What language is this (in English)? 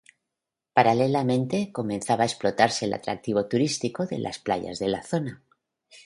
Spanish